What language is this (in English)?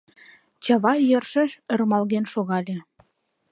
Mari